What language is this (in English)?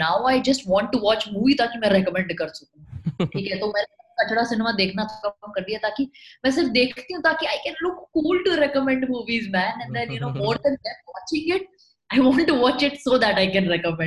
Hindi